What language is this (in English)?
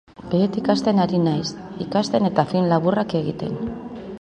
Basque